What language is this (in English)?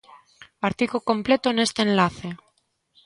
Galician